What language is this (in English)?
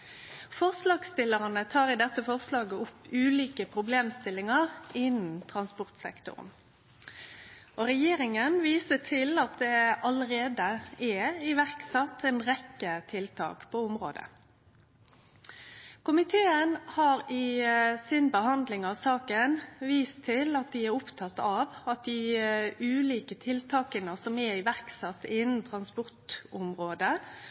Norwegian Nynorsk